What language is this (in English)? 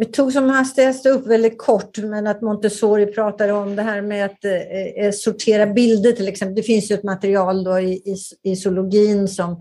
Swedish